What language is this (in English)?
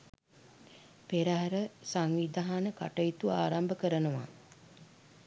Sinhala